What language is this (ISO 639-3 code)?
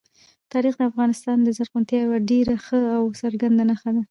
pus